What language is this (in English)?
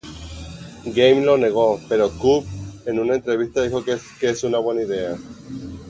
Spanish